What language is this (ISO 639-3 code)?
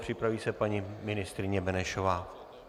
ces